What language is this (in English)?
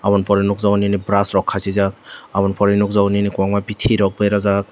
Kok Borok